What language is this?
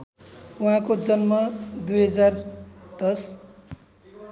Nepali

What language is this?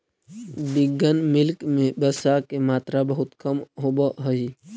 Magahi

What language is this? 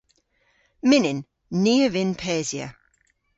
Cornish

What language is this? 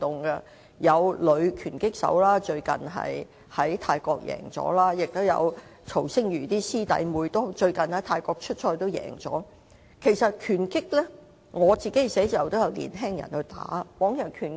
Cantonese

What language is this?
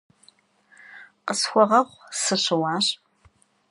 Kabardian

